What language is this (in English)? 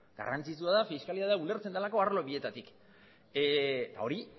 Basque